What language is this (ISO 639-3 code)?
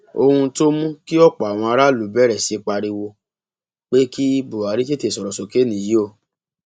yor